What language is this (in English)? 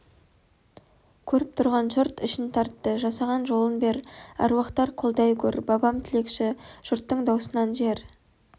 Kazakh